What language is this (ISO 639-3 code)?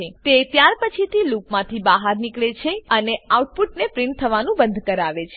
guj